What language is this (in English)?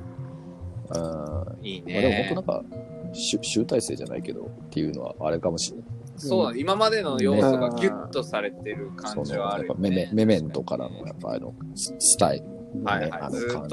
Japanese